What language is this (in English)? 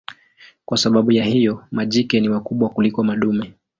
Swahili